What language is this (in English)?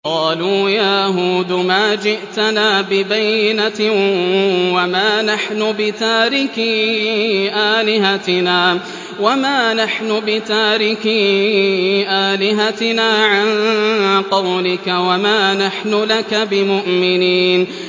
Arabic